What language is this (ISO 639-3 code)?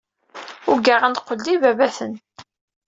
kab